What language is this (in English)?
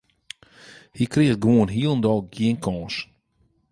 Western Frisian